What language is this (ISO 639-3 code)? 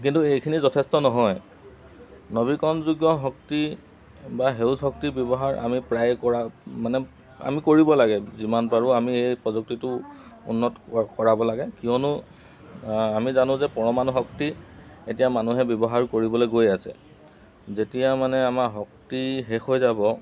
asm